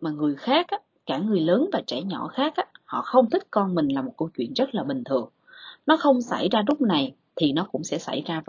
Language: Vietnamese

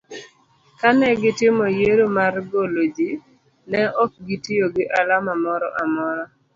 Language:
Luo (Kenya and Tanzania)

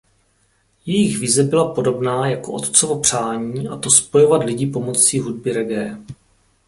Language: Czech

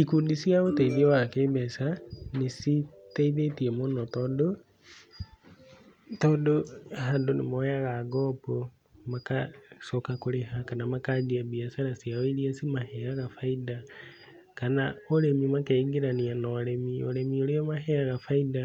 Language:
Kikuyu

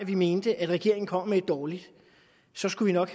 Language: Danish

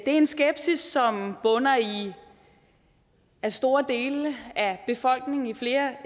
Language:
Danish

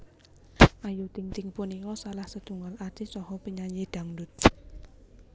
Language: Javanese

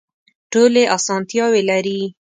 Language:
Pashto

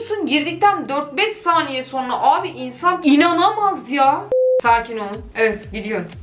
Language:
Turkish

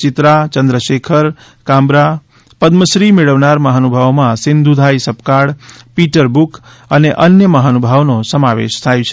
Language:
Gujarati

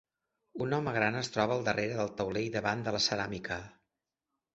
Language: Catalan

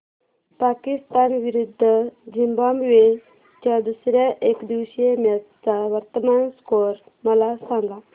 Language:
Marathi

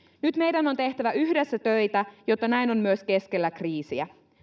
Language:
Finnish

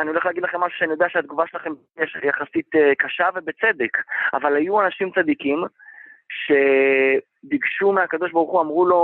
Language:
Hebrew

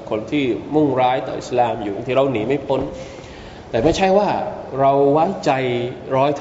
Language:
Thai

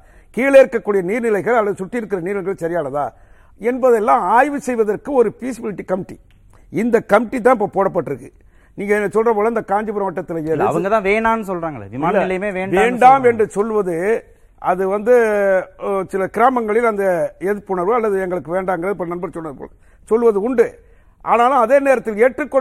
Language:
Tamil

